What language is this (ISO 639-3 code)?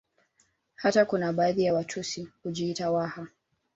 swa